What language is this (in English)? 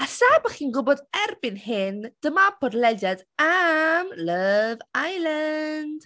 Welsh